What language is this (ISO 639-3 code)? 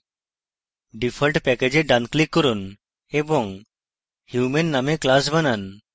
ben